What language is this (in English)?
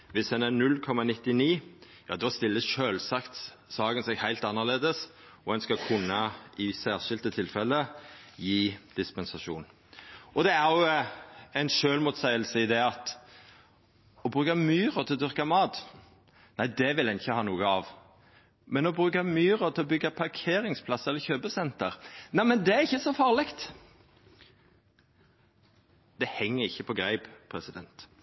Norwegian Nynorsk